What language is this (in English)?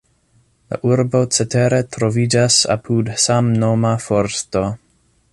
Esperanto